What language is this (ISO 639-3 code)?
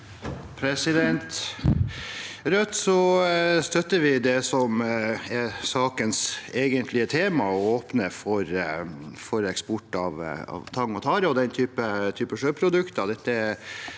nor